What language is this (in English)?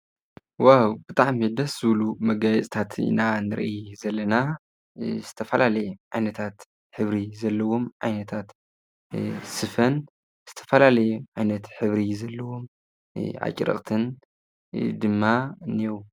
Tigrinya